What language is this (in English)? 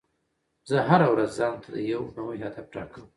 Pashto